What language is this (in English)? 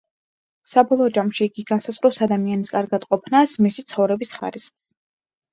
Georgian